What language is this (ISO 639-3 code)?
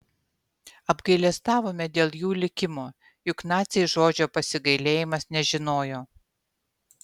lit